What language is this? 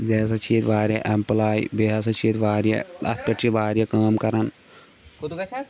Kashmiri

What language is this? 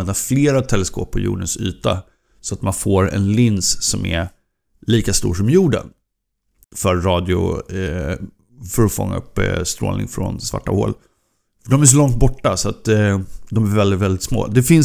Swedish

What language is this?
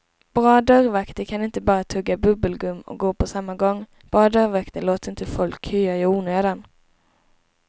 Swedish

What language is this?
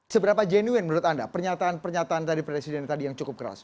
Indonesian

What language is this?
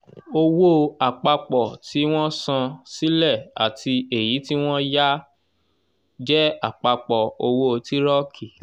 Yoruba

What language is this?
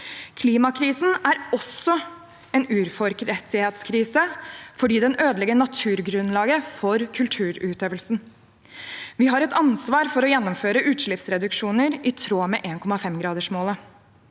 Norwegian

